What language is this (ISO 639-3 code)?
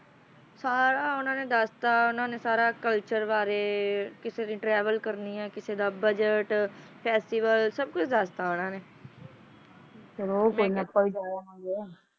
pan